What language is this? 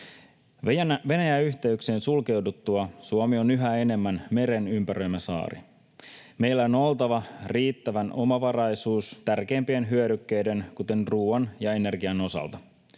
Finnish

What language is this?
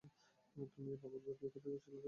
Bangla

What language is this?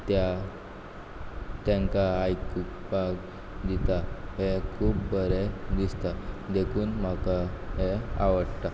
Konkani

